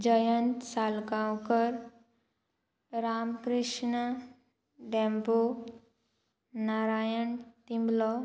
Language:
Konkani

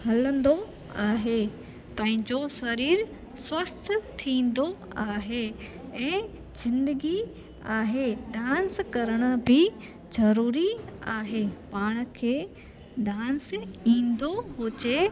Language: Sindhi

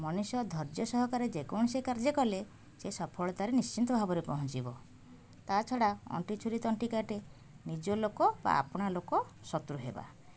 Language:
Odia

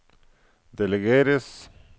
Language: Norwegian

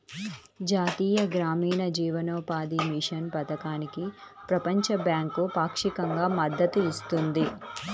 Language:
Telugu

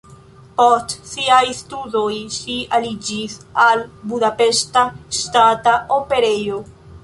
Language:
Esperanto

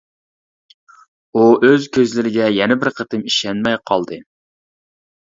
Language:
Uyghur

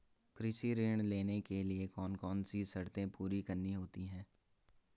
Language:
Hindi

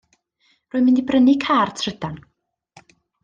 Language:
Welsh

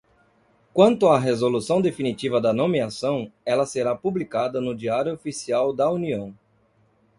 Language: Portuguese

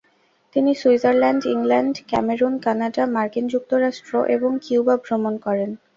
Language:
Bangla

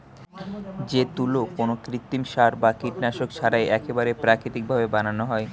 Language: Bangla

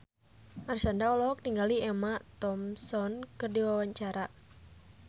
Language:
Sundanese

